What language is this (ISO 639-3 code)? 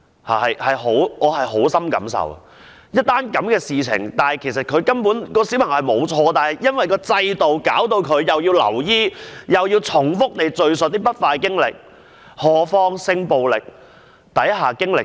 yue